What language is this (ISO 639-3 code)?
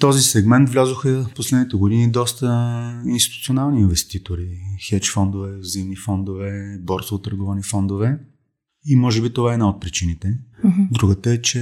bul